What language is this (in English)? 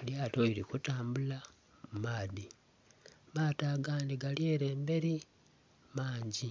Soga